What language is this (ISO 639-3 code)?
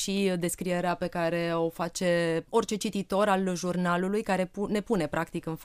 ron